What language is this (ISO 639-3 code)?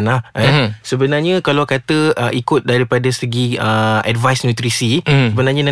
msa